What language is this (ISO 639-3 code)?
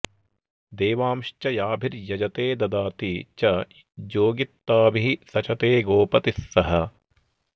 san